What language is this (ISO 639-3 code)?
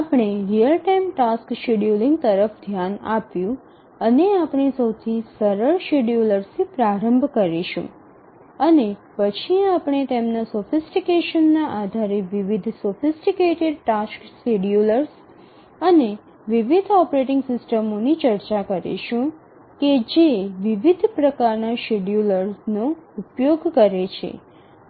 guj